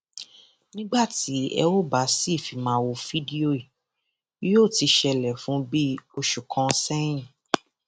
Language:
Yoruba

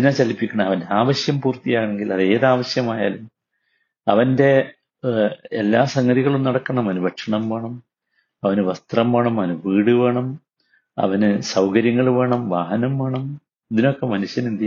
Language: Malayalam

